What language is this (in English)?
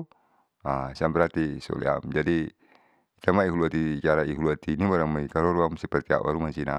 Saleman